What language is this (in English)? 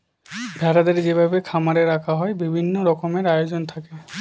Bangla